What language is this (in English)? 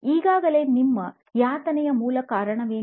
Kannada